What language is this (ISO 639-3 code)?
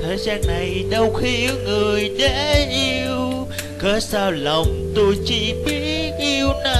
vie